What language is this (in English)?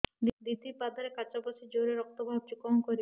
Odia